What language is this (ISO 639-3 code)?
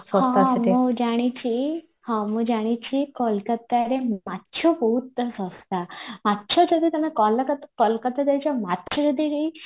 ori